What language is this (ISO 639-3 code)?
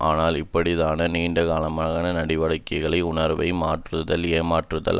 tam